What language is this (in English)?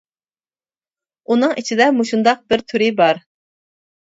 Uyghur